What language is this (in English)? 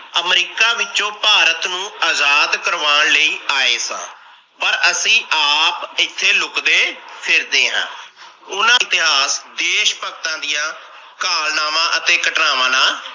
Punjabi